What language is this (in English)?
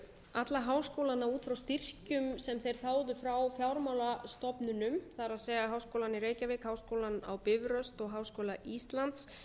Icelandic